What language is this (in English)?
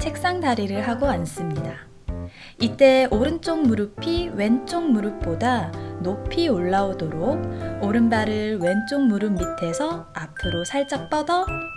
Korean